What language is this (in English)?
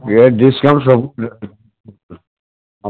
Assamese